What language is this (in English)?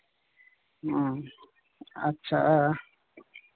Santali